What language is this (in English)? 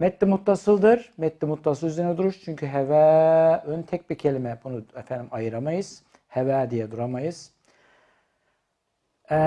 Turkish